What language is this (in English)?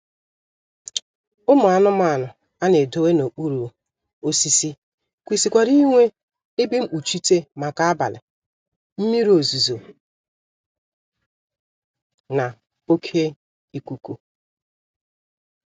Igbo